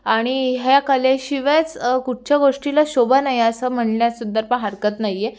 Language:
Marathi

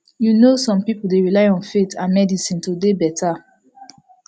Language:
Nigerian Pidgin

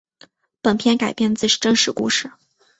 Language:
Chinese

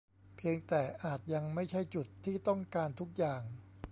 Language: Thai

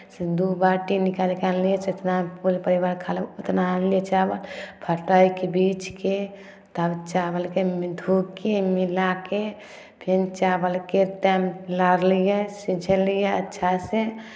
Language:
Maithili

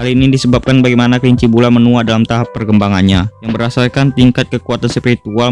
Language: Indonesian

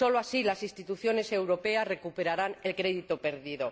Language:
Spanish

